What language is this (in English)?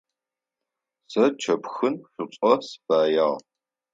Adyghe